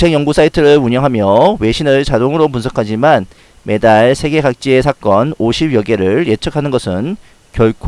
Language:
Korean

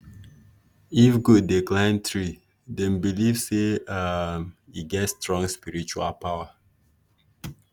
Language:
Nigerian Pidgin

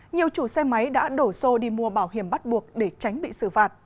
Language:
Vietnamese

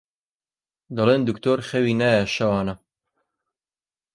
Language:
Central Kurdish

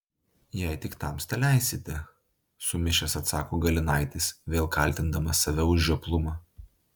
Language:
Lithuanian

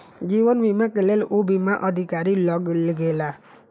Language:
Maithili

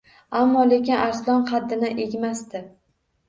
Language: Uzbek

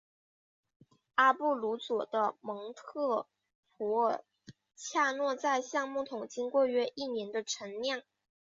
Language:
Chinese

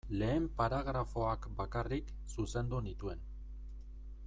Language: Basque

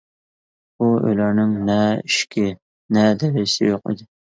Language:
Uyghur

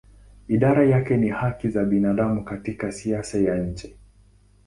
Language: Swahili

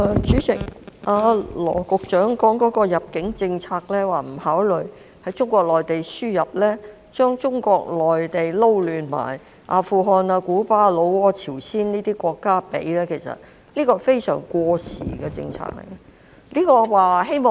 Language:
Cantonese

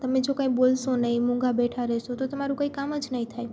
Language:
Gujarati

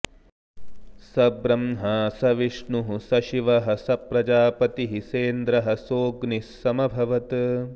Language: Sanskrit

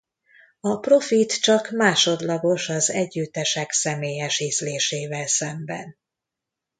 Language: Hungarian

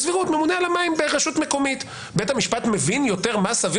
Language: Hebrew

